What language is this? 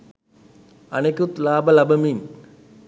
Sinhala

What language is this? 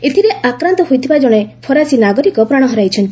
Odia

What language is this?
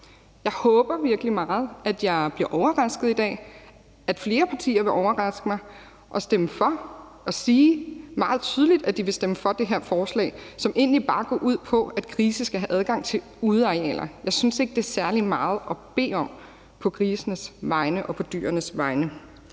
Danish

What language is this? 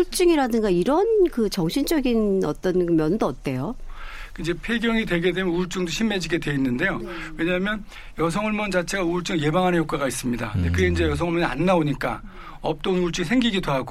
Korean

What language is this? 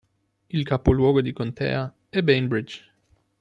Italian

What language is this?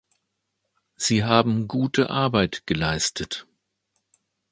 German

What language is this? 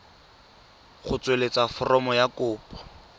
Tswana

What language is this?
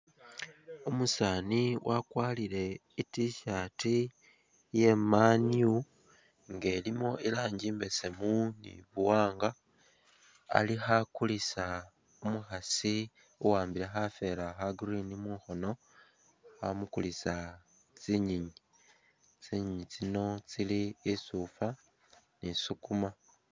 Masaaba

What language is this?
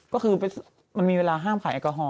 Thai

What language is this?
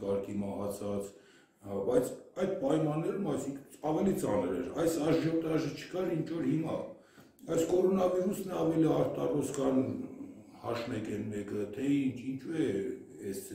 Turkish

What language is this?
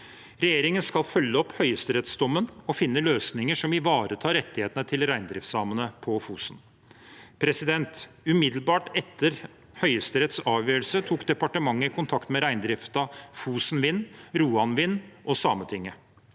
Norwegian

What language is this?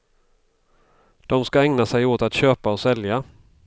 Swedish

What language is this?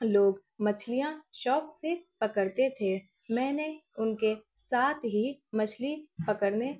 Urdu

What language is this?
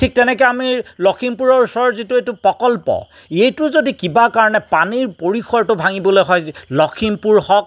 Assamese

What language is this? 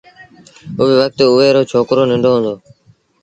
Sindhi Bhil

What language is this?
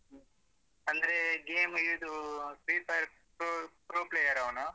Kannada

